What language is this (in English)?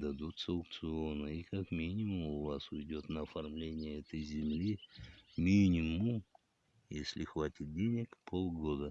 Russian